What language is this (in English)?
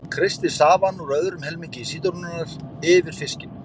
Icelandic